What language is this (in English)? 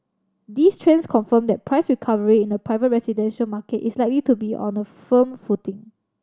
English